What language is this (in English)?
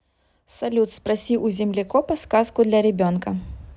Russian